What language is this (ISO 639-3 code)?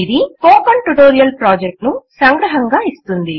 tel